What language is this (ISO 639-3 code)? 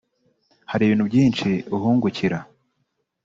kin